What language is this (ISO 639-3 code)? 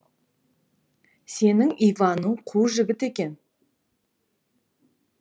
kaz